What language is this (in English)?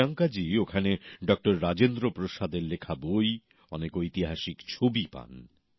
Bangla